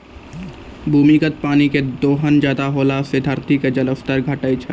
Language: Maithili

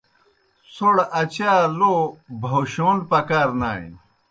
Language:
Kohistani Shina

